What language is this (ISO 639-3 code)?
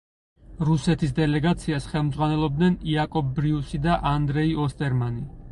kat